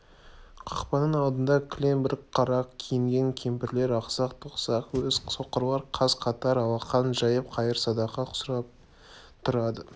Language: Kazakh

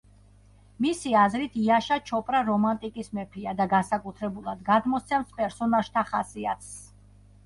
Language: Georgian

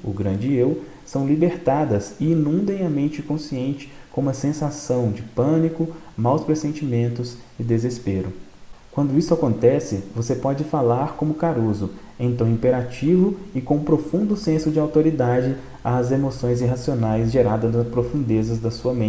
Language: Portuguese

